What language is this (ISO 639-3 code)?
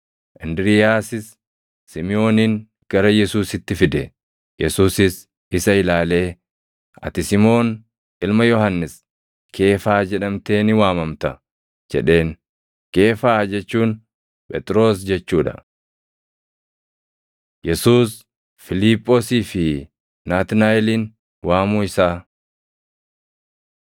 orm